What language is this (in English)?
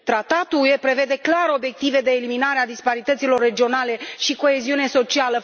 Romanian